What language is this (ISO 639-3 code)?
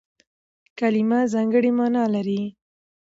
pus